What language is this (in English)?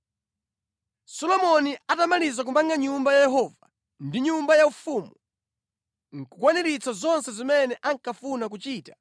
Nyanja